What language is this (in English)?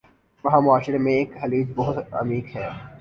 Urdu